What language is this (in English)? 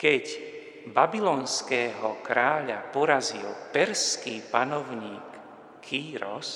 Slovak